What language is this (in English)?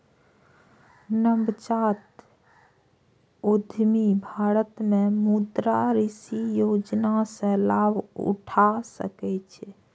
Maithili